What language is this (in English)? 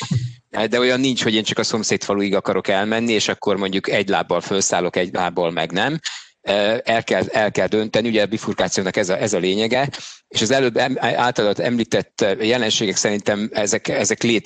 Hungarian